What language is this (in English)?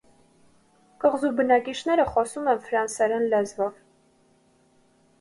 Armenian